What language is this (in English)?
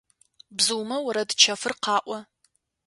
Adyghe